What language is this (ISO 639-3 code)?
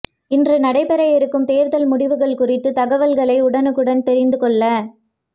tam